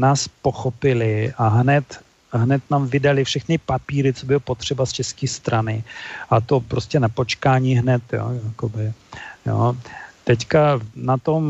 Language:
Czech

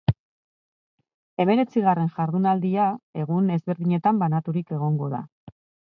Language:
Basque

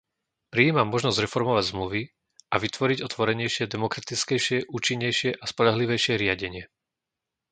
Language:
Slovak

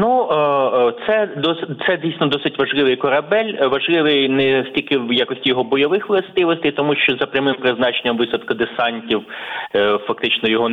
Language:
Ukrainian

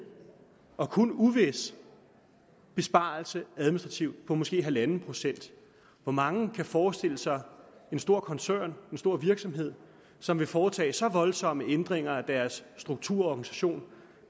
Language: Danish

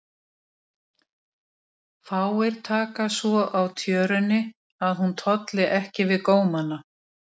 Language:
Icelandic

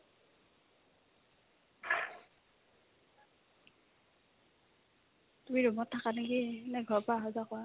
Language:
Assamese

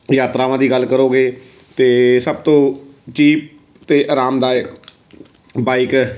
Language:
Punjabi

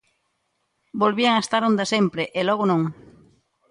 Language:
Galician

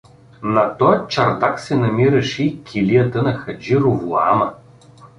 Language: Bulgarian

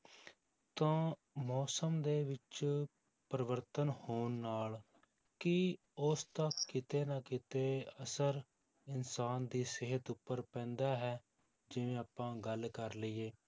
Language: Punjabi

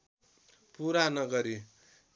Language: Nepali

